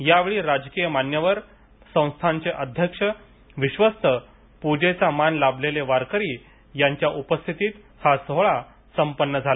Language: Marathi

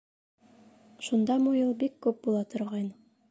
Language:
Bashkir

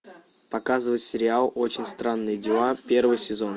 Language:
Russian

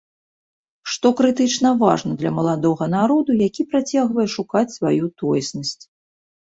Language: Belarusian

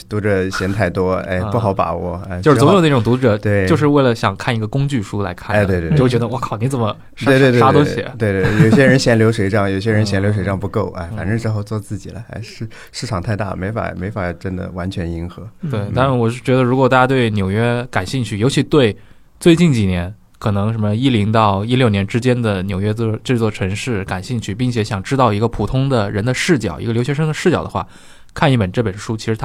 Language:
Chinese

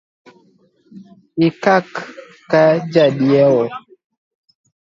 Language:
Luo (Kenya and Tanzania)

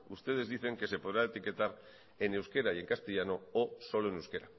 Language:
Spanish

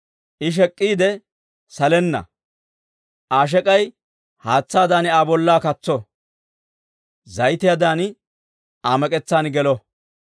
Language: Dawro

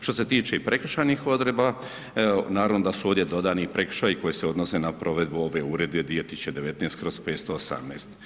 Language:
Croatian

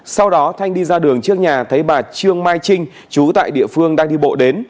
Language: Vietnamese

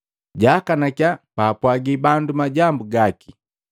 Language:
Matengo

